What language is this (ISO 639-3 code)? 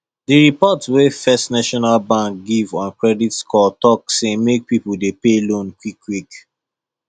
pcm